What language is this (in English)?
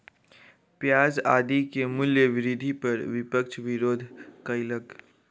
Maithili